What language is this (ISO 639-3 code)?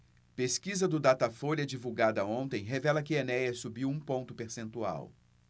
por